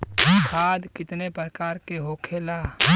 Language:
Bhojpuri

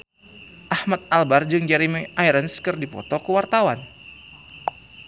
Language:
Sundanese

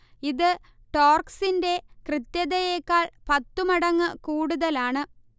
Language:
Malayalam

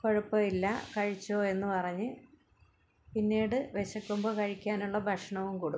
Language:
Malayalam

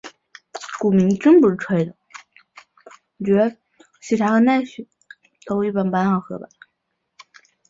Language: Chinese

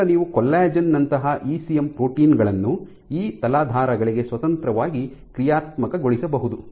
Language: Kannada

